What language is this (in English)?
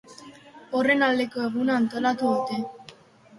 Basque